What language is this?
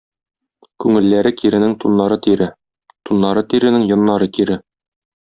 Tatar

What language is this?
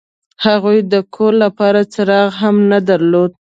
Pashto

